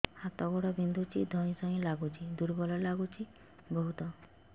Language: Odia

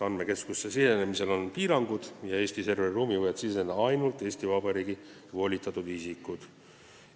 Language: Estonian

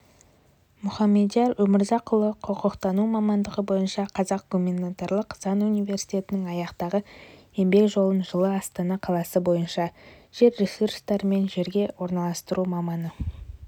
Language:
Kazakh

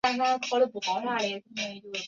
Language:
Chinese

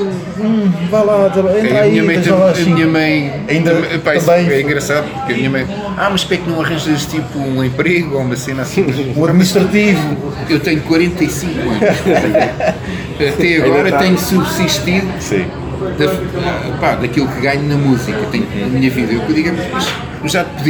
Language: Portuguese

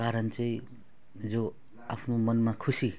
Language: Nepali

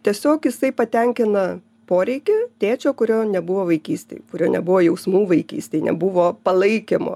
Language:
Lithuanian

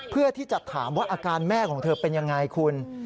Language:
Thai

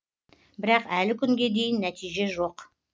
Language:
Kazakh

